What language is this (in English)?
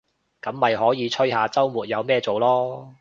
Cantonese